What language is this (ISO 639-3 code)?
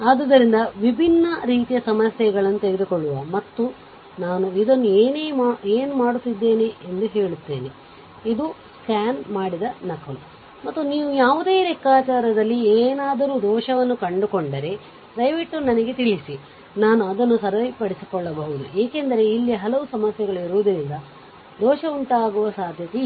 kan